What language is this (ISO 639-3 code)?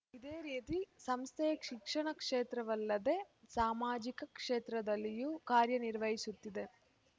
kan